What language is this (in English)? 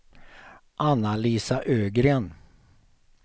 Swedish